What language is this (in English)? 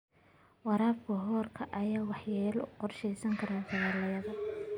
Somali